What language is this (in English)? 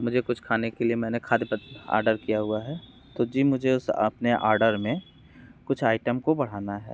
Hindi